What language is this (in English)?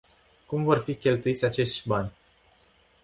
Romanian